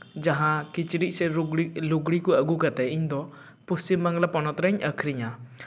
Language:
Santali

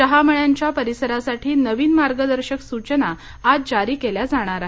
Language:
Marathi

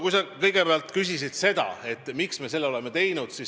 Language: Estonian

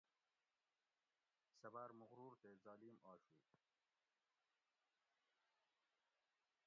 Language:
Gawri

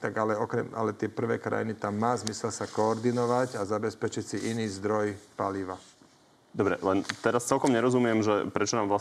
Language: Slovak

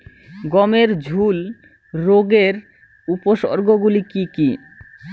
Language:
Bangla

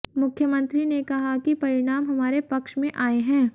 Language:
Hindi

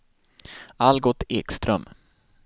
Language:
Swedish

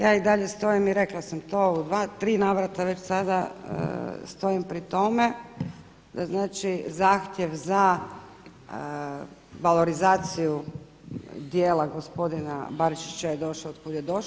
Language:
Croatian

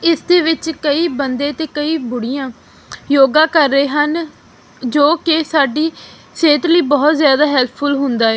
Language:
Punjabi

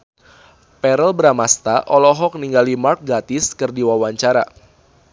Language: Sundanese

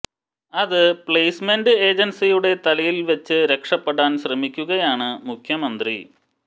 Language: Malayalam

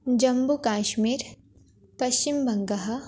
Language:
Sanskrit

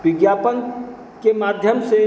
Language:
Hindi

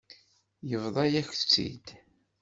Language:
Kabyle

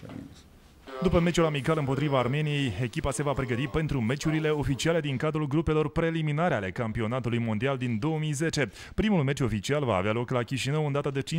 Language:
Romanian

